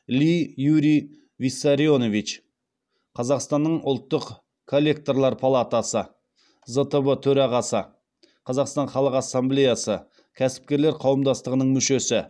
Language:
Kazakh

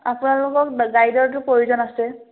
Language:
Assamese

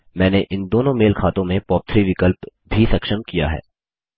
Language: Hindi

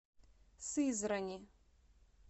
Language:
Russian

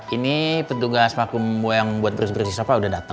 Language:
Indonesian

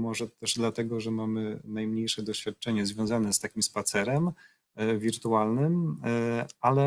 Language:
Polish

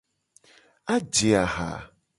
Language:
Gen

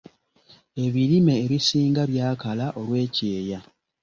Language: Ganda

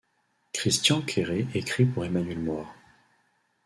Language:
French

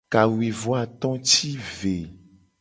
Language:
Gen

